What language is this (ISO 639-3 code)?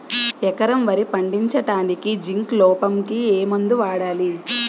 tel